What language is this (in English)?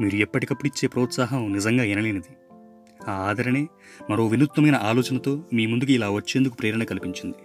Telugu